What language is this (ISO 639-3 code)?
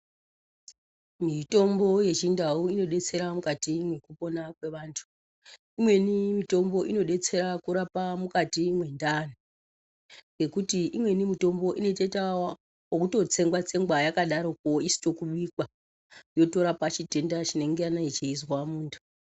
ndc